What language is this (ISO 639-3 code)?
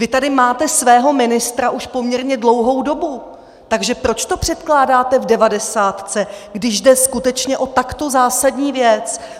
ces